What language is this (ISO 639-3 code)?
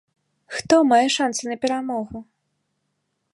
bel